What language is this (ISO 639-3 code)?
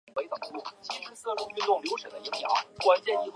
zho